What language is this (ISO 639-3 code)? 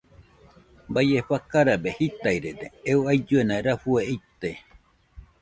hux